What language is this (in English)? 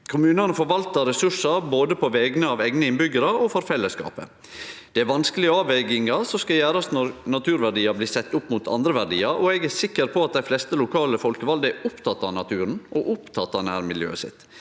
Norwegian